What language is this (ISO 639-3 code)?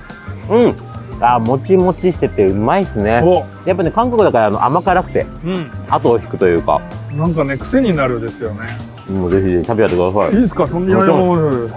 jpn